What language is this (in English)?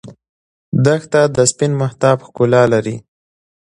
Pashto